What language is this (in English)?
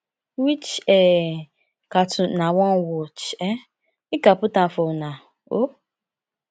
Nigerian Pidgin